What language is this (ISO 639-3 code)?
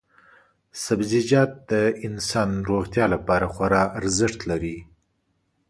pus